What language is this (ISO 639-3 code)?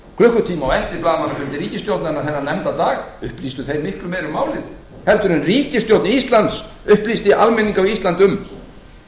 isl